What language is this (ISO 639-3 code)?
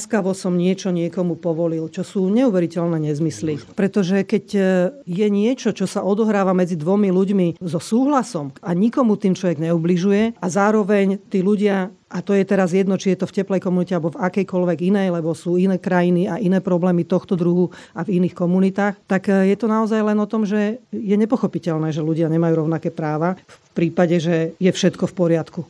slk